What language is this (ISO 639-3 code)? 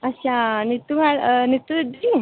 doi